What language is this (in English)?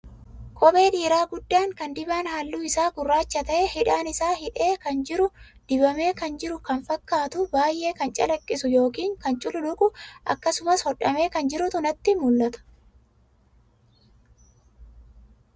Oromo